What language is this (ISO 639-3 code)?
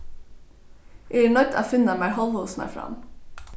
fao